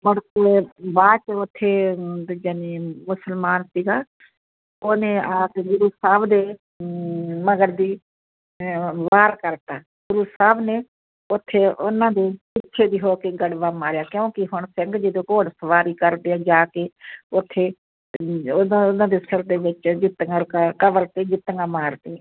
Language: Punjabi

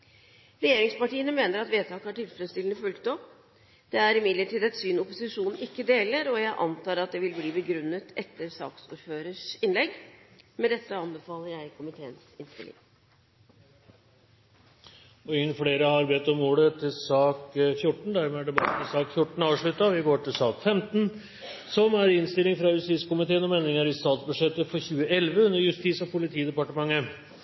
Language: Norwegian Bokmål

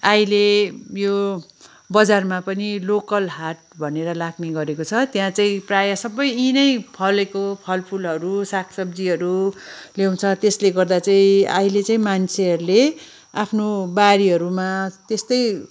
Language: Nepali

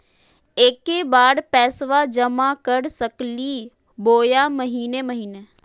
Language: Magahi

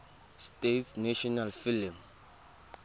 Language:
Tswana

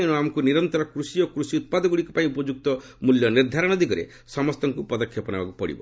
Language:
Odia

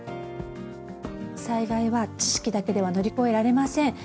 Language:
Japanese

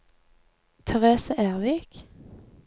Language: Norwegian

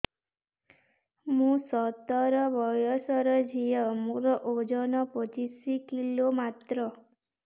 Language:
Odia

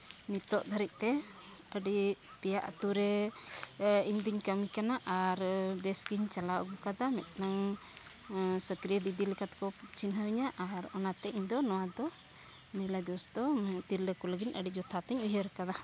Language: Santali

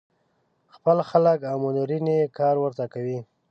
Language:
Pashto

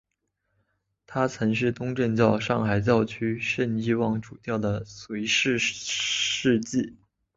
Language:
Chinese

